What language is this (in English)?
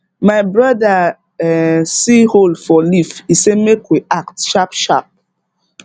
Nigerian Pidgin